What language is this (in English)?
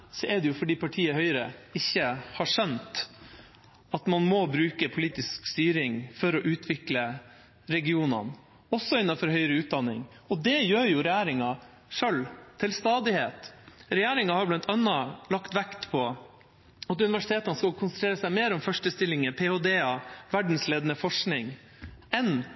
Norwegian Bokmål